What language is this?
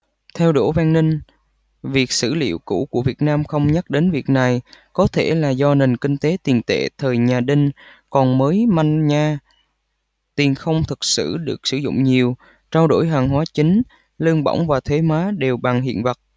Vietnamese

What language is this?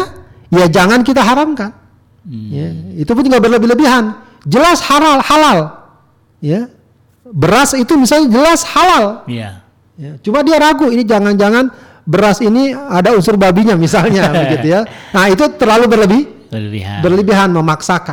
Indonesian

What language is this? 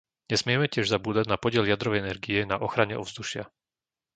Slovak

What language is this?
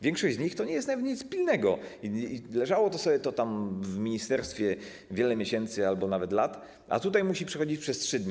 Polish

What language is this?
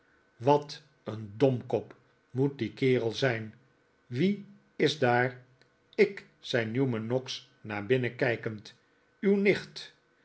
Dutch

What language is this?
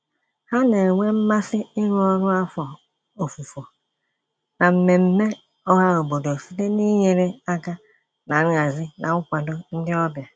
Igbo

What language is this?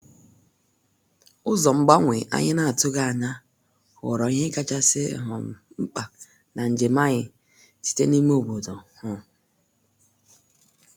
Igbo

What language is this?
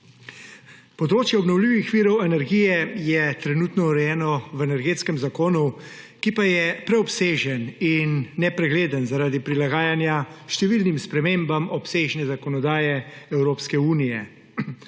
Slovenian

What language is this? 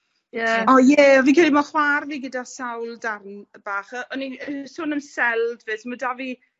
Welsh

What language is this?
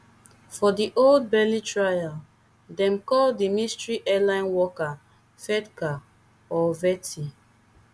Nigerian Pidgin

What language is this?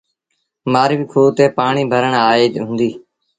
Sindhi Bhil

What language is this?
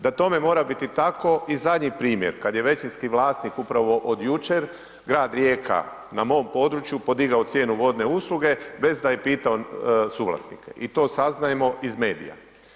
Croatian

